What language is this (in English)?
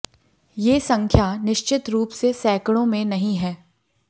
Hindi